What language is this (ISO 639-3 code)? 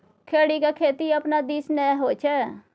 mai